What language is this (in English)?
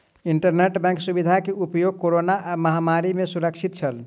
Maithili